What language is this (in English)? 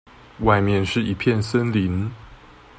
Chinese